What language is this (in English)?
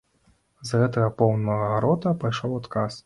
Belarusian